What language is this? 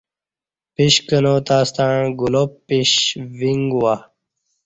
Kati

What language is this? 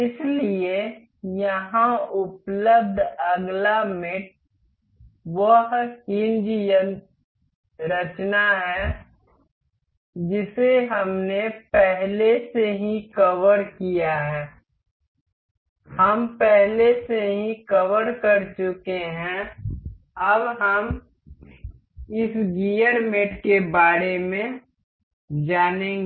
Hindi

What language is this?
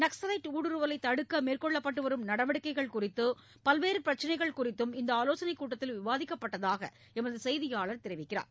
Tamil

